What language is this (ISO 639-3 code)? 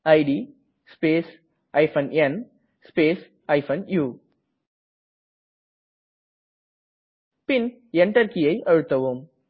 tam